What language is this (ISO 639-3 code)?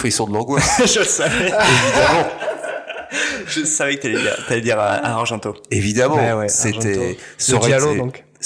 fra